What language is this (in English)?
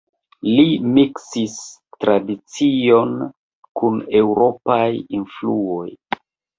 Esperanto